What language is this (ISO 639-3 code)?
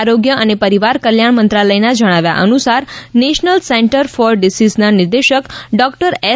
guj